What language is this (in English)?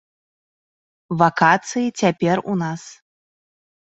Belarusian